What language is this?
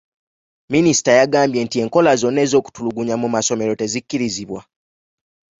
Ganda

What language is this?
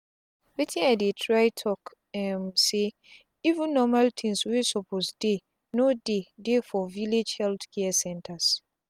Nigerian Pidgin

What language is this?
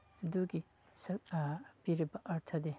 Manipuri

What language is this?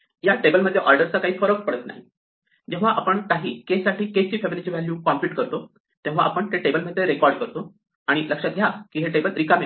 Marathi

